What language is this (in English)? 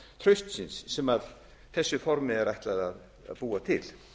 Icelandic